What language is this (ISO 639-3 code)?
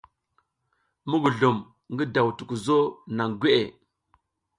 giz